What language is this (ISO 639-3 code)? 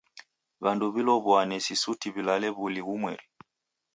dav